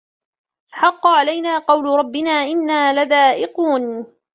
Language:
Arabic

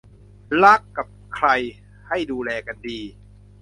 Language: Thai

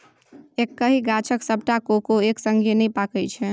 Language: Maithili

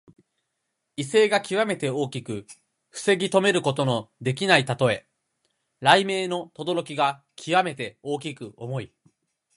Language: Japanese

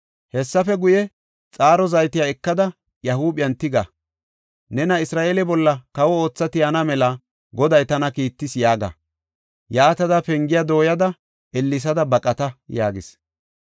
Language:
Gofa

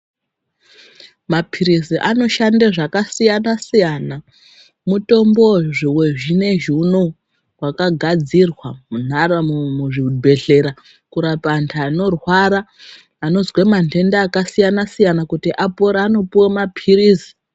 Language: Ndau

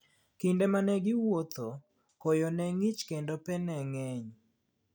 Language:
Luo (Kenya and Tanzania)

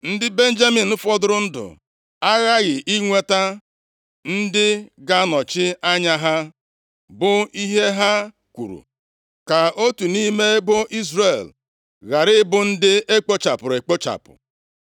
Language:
Igbo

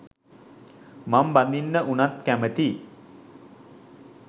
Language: Sinhala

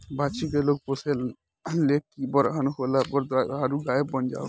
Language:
Bhojpuri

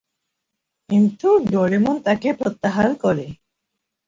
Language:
Bangla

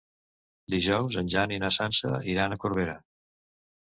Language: Catalan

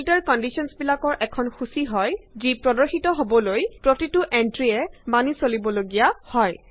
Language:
Assamese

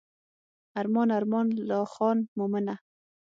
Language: Pashto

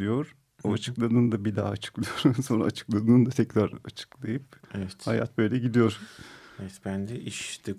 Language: Turkish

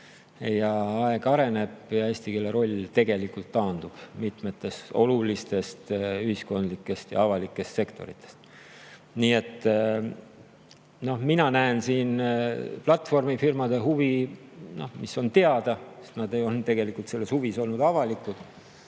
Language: Estonian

